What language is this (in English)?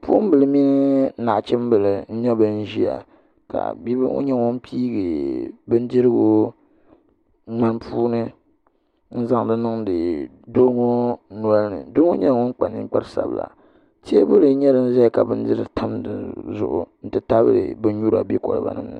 Dagbani